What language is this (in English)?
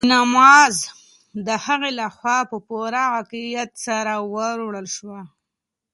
Pashto